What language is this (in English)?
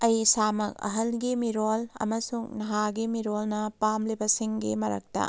Manipuri